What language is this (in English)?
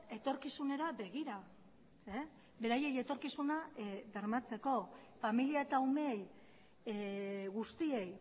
Basque